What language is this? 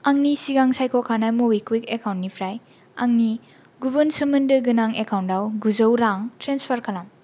Bodo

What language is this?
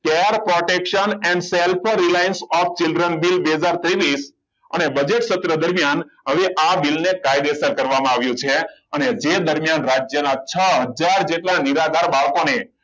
Gujarati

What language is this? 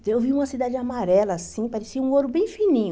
Portuguese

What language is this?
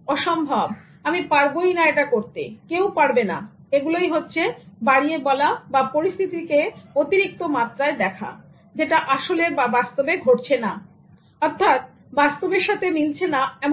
Bangla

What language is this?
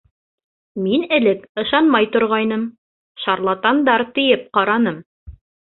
Bashkir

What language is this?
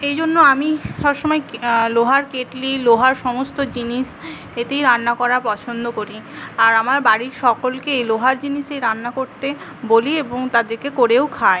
Bangla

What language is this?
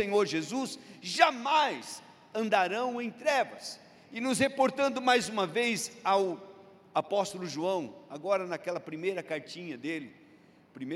Portuguese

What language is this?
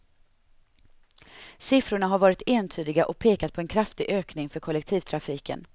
Swedish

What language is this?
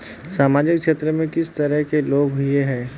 Magahi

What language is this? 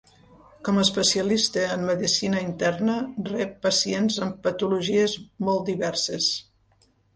Catalan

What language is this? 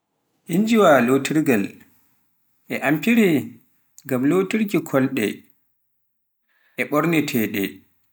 Pular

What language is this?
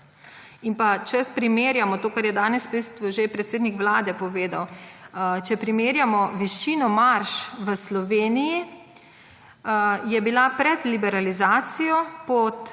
Slovenian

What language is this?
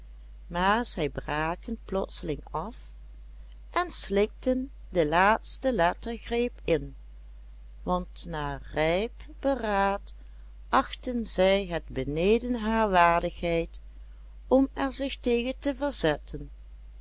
Dutch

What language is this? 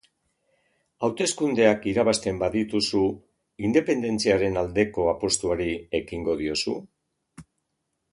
Basque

